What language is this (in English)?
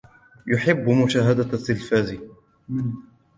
Arabic